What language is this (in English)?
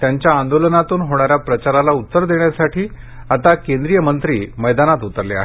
Marathi